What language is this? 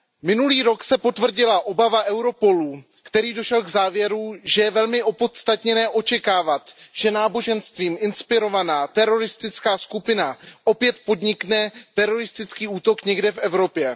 Czech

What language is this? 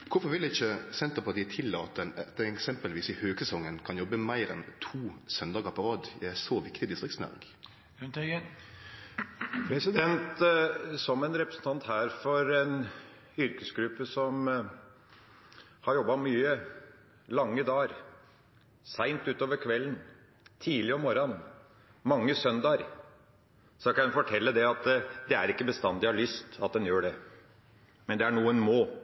Norwegian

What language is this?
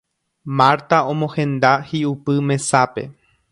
Guarani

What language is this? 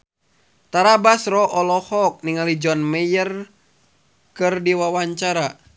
Sundanese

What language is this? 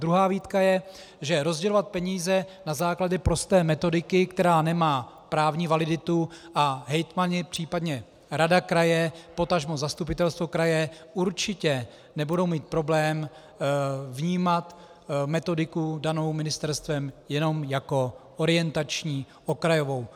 Czech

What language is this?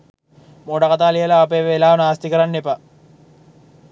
Sinhala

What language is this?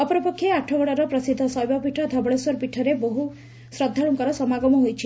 Odia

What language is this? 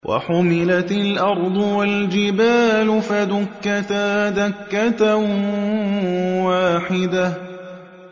Arabic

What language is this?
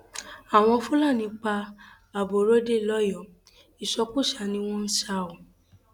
Yoruba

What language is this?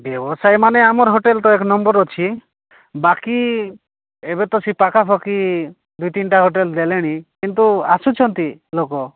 Odia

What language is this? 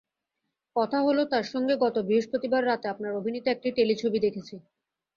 Bangla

